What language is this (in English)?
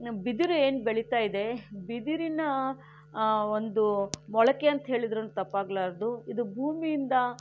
Kannada